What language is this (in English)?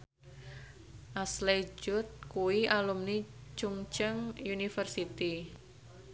Javanese